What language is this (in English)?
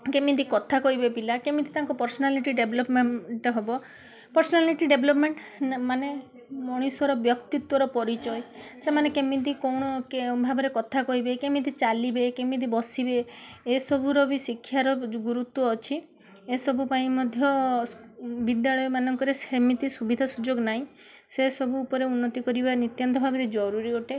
Odia